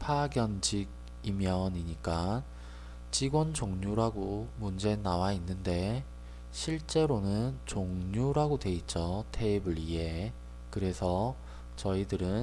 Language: Korean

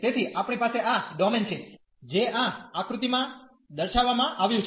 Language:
Gujarati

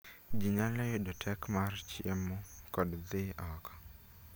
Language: Luo (Kenya and Tanzania)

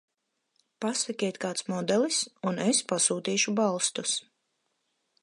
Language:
Latvian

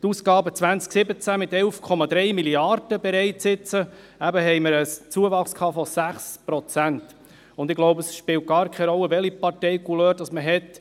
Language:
Swiss German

